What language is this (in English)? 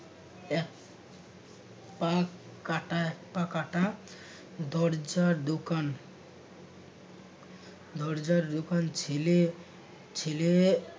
Bangla